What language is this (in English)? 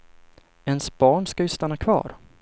Swedish